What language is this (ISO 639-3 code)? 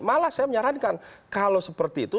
ind